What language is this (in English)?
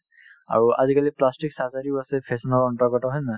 Assamese